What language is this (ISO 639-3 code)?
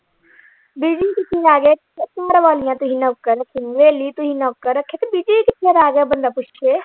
pan